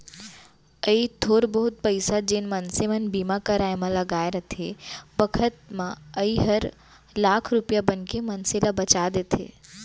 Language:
Chhattisgarhi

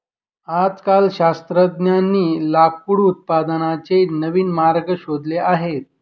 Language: Marathi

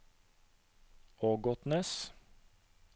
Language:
Norwegian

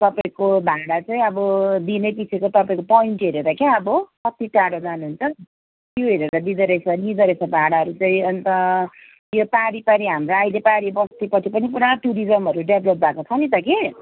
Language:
Nepali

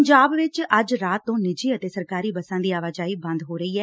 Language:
Punjabi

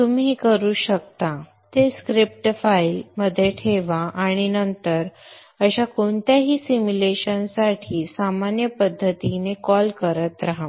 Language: Marathi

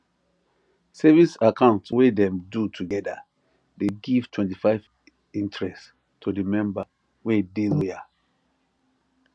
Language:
Nigerian Pidgin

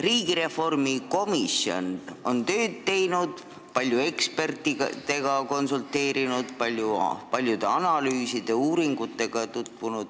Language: Estonian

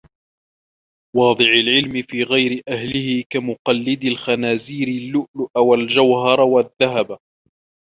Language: Arabic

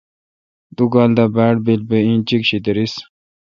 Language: Kalkoti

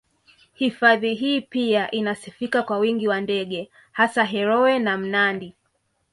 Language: Swahili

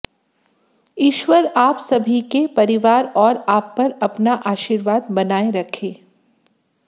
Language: Hindi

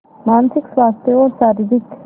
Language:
Hindi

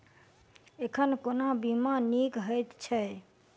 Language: Maithili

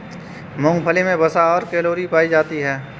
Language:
Hindi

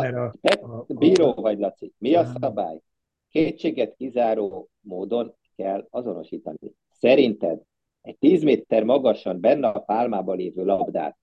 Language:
Hungarian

